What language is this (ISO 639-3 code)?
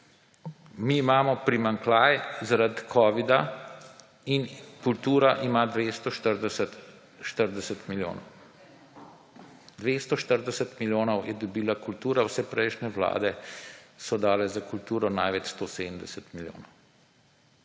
slv